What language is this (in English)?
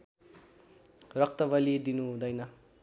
Nepali